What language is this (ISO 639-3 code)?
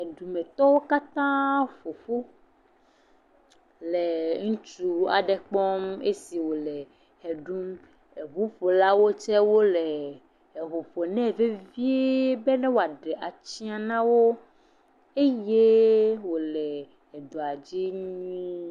ewe